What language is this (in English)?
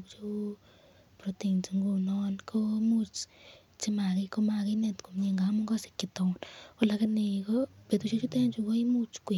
Kalenjin